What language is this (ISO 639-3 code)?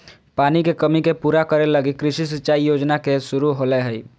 mag